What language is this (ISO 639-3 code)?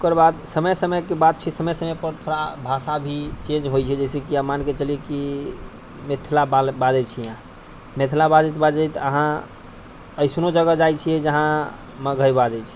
mai